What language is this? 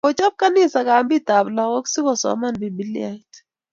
Kalenjin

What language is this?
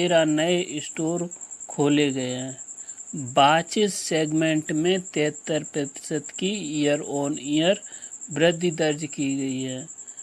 Hindi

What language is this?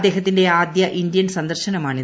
Malayalam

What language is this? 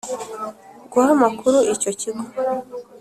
Kinyarwanda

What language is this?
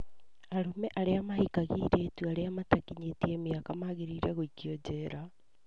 Kikuyu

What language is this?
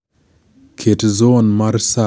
Luo (Kenya and Tanzania)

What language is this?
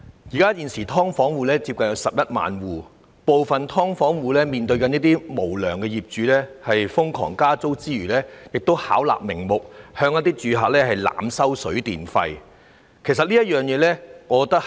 Cantonese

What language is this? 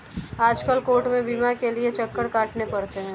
Hindi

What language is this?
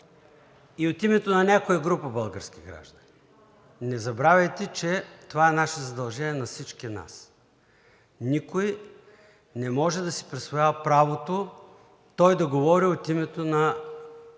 Bulgarian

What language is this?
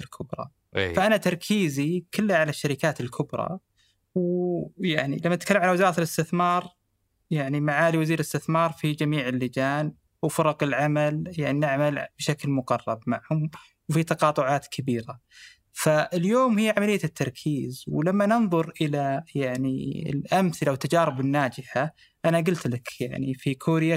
Arabic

